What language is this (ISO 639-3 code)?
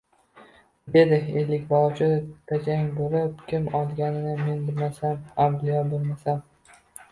uzb